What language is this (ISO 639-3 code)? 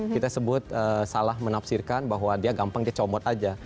ind